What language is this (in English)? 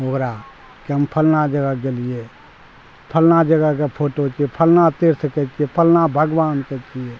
Maithili